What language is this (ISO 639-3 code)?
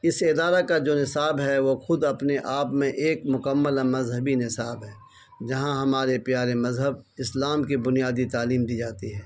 urd